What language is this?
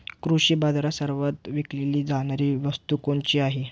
Marathi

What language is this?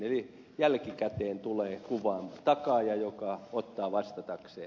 Finnish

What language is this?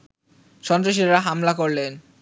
Bangla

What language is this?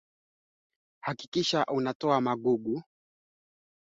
Swahili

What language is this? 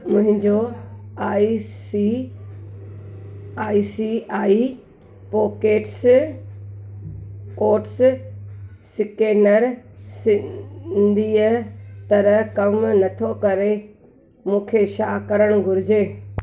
Sindhi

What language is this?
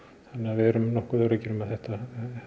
Icelandic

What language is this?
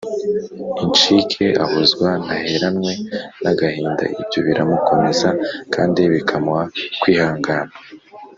Kinyarwanda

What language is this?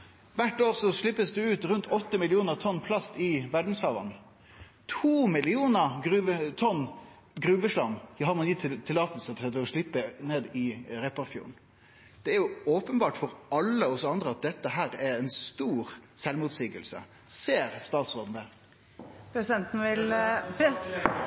Norwegian Nynorsk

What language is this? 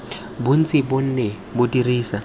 Tswana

